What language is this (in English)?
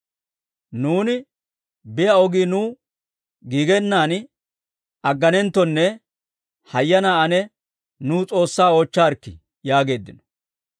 Dawro